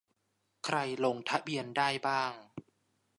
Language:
Thai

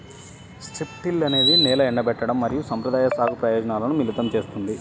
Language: Telugu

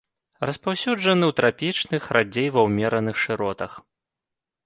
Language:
Belarusian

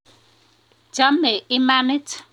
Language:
Kalenjin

